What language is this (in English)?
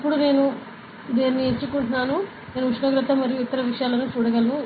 Telugu